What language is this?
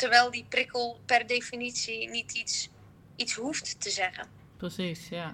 Dutch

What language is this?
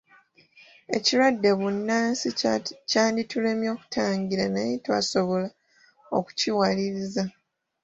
Ganda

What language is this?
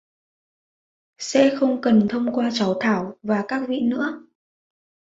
Vietnamese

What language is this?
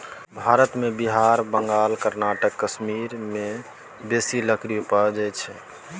Maithili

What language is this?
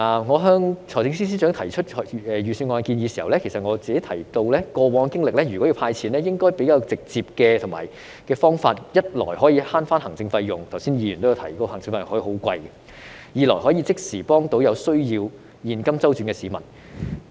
Cantonese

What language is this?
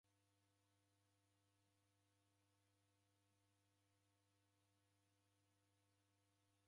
Taita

